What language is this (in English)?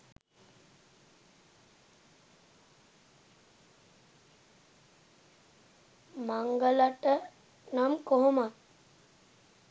Sinhala